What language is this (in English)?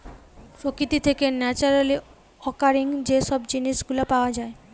Bangla